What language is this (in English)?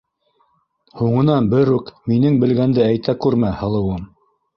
Bashkir